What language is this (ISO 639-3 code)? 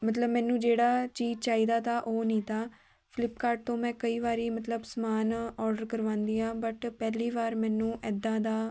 pan